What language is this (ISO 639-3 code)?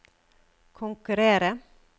nor